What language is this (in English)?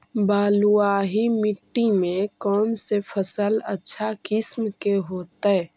Magahi